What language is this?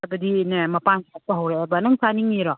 Manipuri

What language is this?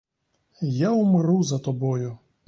Ukrainian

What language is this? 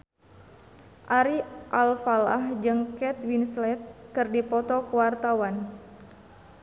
Sundanese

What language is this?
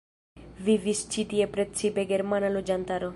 Esperanto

